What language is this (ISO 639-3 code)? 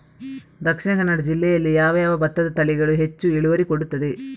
kan